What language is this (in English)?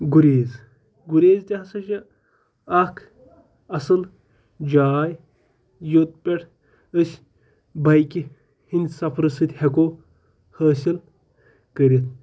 Kashmiri